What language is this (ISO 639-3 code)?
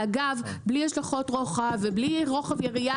heb